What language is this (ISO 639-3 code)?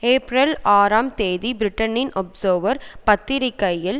tam